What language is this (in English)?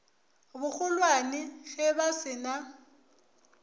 Northern Sotho